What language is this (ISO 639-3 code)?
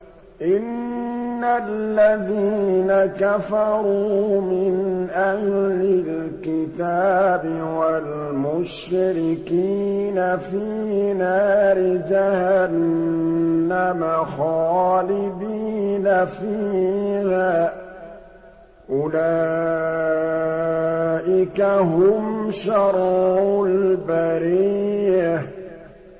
ara